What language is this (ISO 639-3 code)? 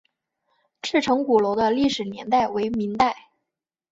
zho